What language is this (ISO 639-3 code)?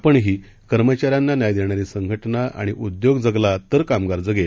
mar